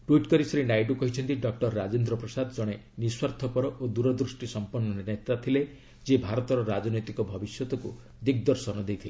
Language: Odia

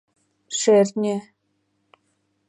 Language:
Mari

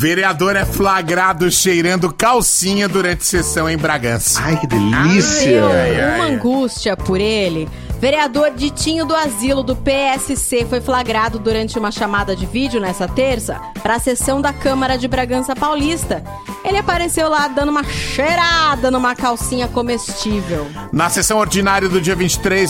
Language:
Portuguese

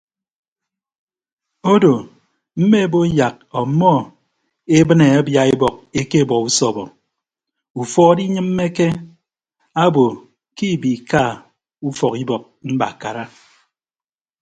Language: Ibibio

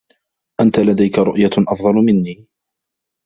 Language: Arabic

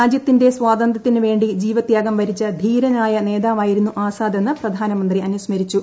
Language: Malayalam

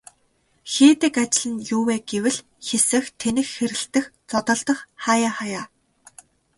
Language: Mongolian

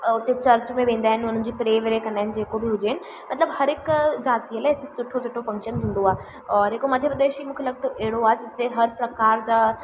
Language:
Sindhi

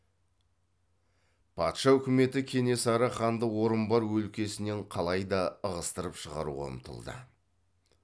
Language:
Kazakh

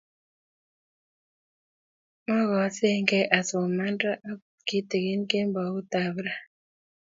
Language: Kalenjin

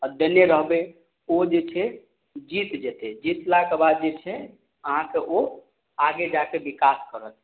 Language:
Maithili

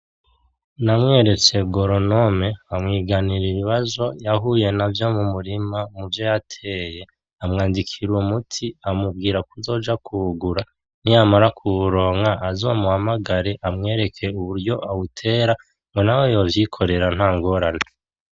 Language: Rundi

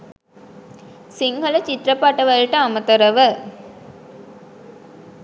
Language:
Sinhala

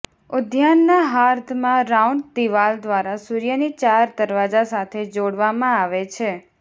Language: Gujarati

